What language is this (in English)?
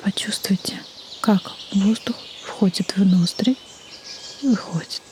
Russian